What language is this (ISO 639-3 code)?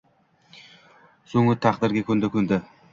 uzb